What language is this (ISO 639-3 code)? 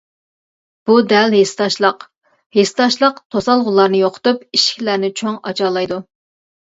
uig